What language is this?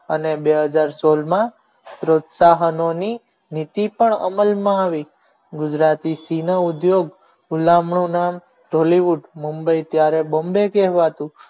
Gujarati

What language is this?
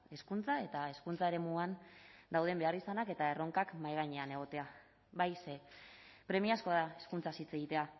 Basque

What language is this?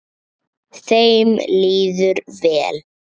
Icelandic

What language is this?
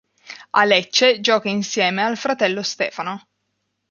Italian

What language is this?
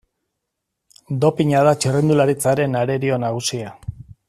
Basque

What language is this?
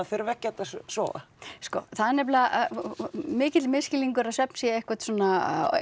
Icelandic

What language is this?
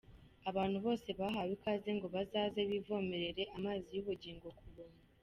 Kinyarwanda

